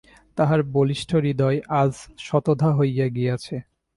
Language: Bangla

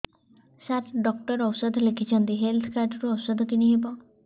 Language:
Odia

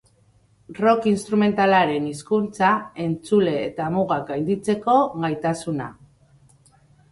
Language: Basque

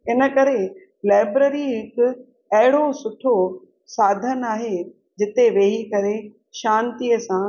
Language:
Sindhi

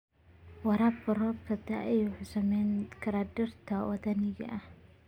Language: Somali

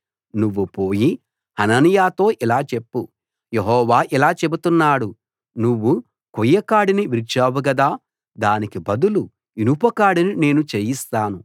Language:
Telugu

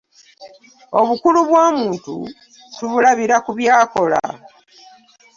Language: Ganda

